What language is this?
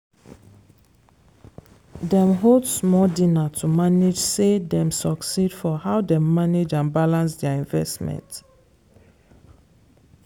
Nigerian Pidgin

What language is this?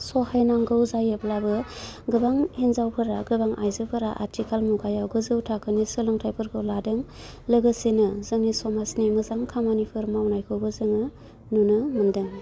Bodo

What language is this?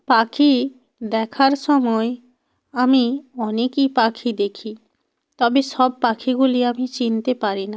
Bangla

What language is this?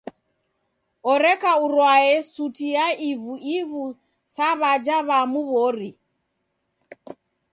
Taita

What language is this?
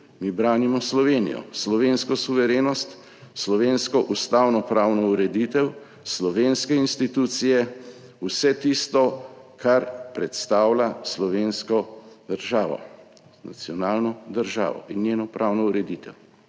Slovenian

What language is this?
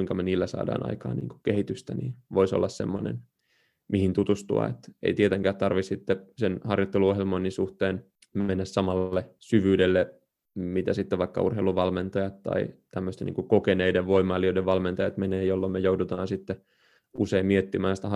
Finnish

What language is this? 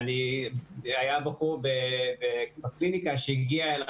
Hebrew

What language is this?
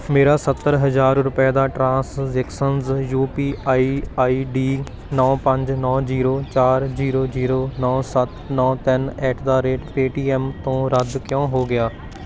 Punjabi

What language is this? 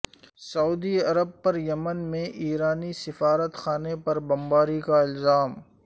Urdu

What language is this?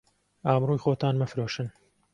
Central Kurdish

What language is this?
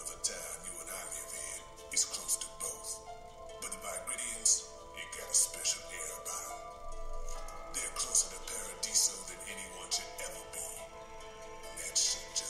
English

